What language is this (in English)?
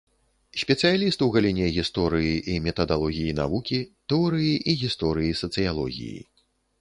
Belarusian